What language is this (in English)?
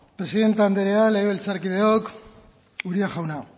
Basque